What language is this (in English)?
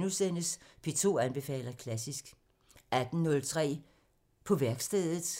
Danish